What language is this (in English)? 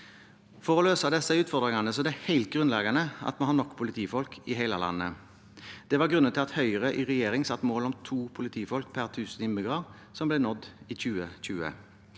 Norwegian